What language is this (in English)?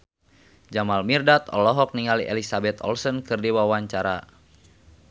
Sundanese